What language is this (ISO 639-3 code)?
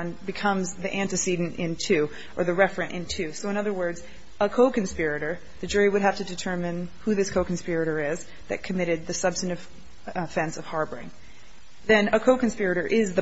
eng